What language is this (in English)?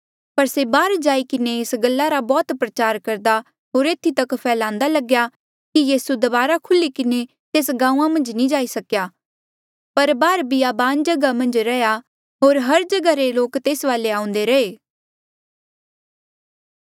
Mandeali